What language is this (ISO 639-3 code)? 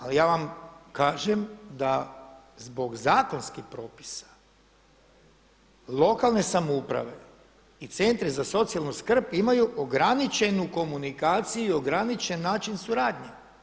hrv